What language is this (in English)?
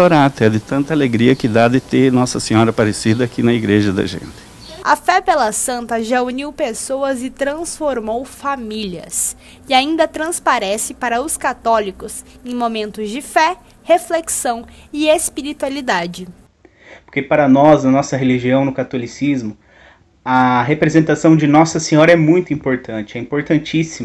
Portuguese